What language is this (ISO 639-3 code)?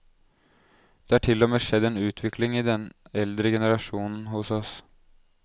nor